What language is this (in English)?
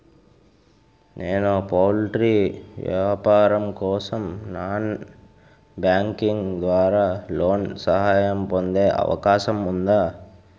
Telugu